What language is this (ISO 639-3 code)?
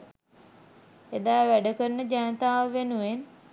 sin